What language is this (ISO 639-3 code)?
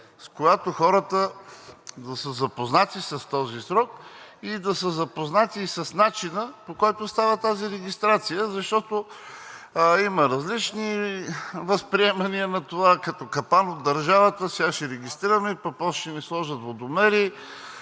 bul